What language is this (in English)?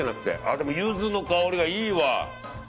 Japanese